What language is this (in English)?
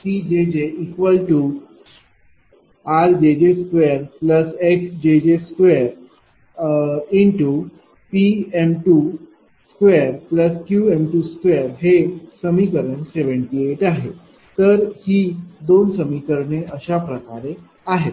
Marathi